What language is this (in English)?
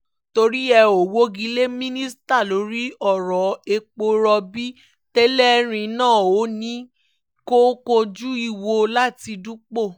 Yoruba